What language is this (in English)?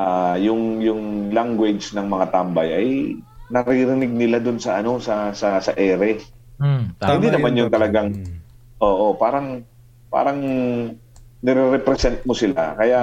Filipino